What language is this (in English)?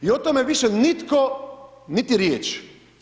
Croatian